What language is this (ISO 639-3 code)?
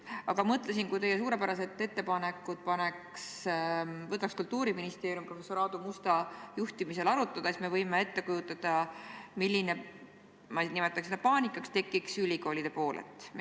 est